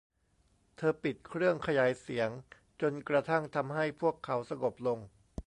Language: Thai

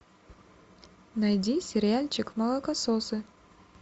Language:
Russian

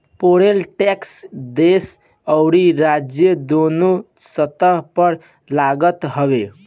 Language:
Bhojpuri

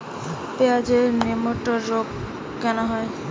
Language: Bangla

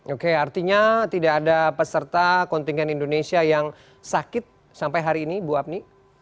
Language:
Indonesian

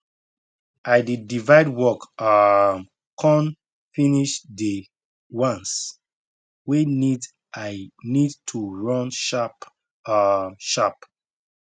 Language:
Nigerian Pidgin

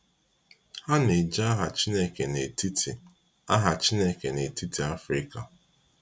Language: Igbo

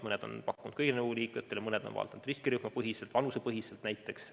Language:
Estonian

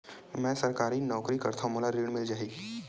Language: Chhattisgarhi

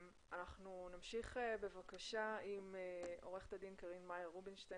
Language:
Hebrew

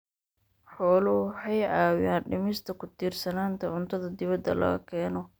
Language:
Somali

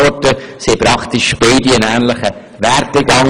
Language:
Swiss German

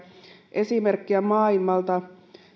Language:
Finnish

